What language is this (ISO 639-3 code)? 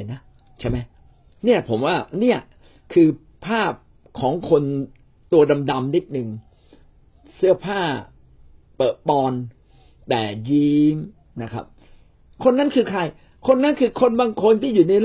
tha